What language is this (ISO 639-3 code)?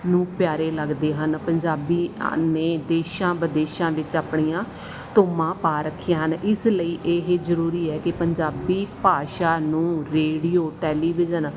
pan